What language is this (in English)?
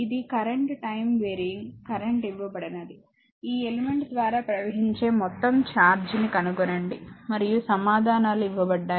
Telugu